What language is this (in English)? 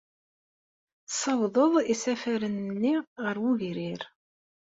Kabyle